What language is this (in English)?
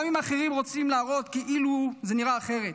Hebrew